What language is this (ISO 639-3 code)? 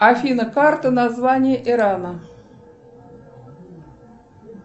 rus